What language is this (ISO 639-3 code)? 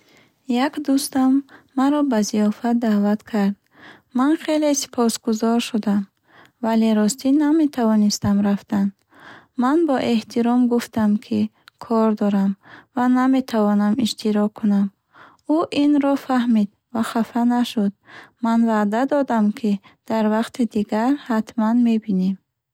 bhh